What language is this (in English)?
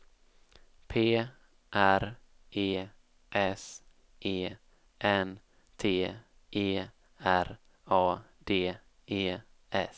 Swedish